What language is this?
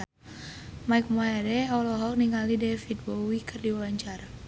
Sundanese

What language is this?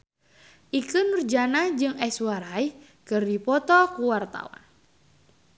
Sundanese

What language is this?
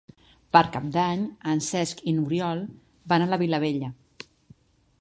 Catalan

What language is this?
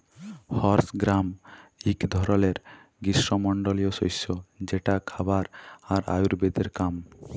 Bangla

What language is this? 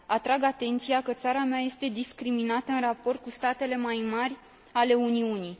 Romanian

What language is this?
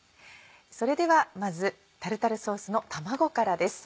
Japanese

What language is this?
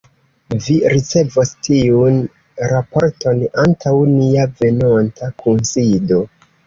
Esperanto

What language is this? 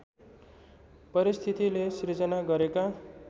Nepali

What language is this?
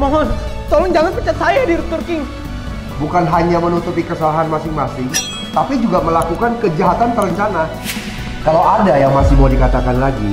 Indonesian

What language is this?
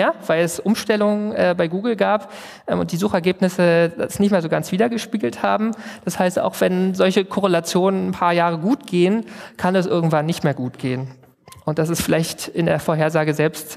German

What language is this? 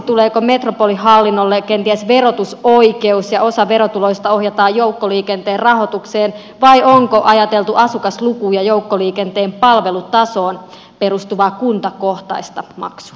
Finnish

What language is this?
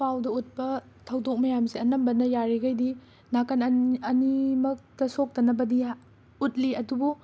Manipuri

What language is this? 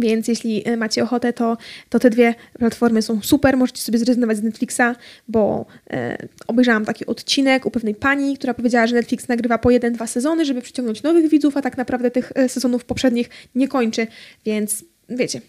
Polish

